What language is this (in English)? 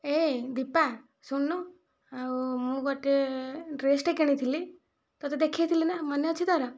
Odia